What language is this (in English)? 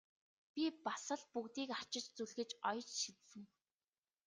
Mongolian